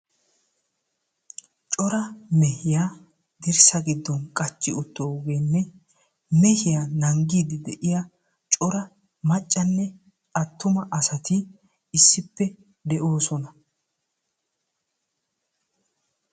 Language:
Wolaytta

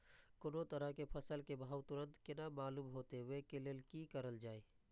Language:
Maithili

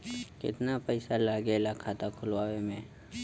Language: Bhojpuri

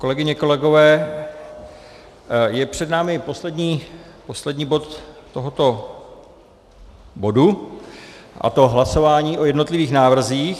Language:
Czech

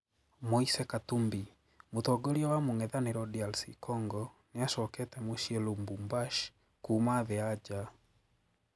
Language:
Kikuyu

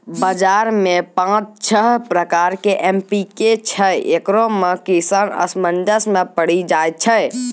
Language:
Maithili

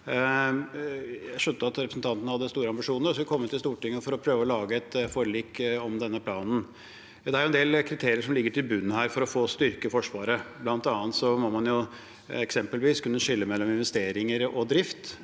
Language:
Norwegian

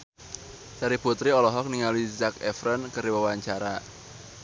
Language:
Sundanese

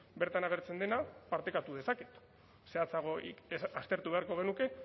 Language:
Basque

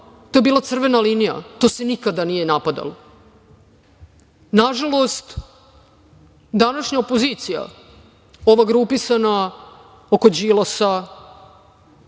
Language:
Serbian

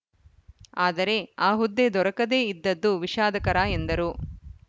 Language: Kannada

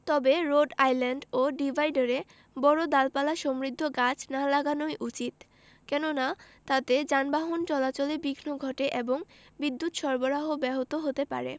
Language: Bangla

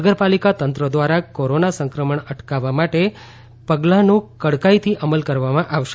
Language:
Gujarati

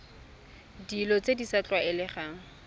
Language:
Tswana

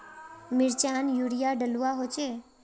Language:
Magahi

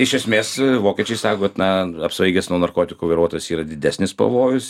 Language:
Lithuanian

